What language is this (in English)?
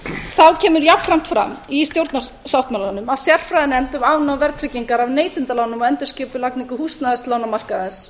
Icelandic